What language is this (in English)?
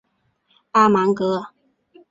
Chinese